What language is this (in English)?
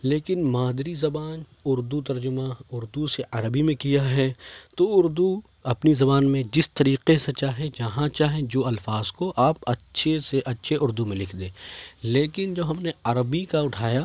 Urdu